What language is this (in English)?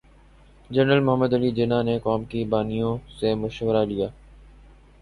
Urdu